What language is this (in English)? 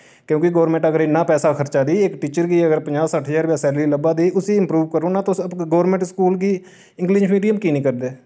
Dogri